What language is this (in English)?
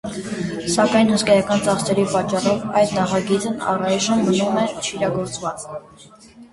Armenian